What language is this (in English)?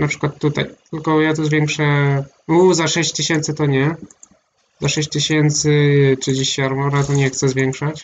Polish